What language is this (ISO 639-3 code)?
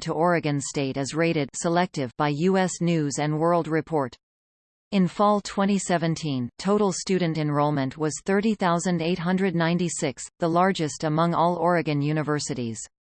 eng